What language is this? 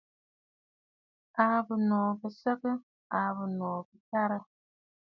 Bafut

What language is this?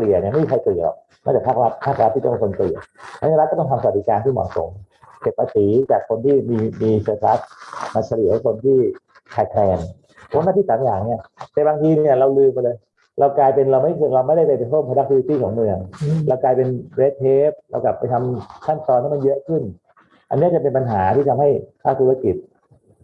Thai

